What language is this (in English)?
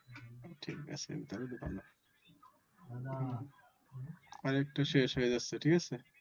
Bangla